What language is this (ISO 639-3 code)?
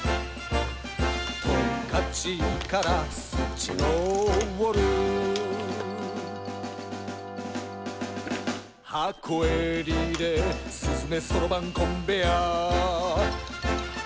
jpn